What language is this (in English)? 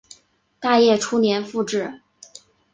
Chinese